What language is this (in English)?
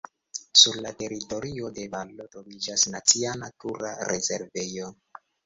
Esperanto